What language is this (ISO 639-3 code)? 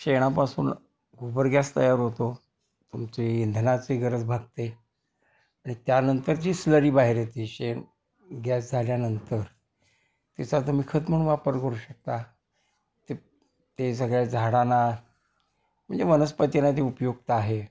mar